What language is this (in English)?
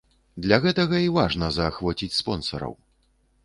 Belarusian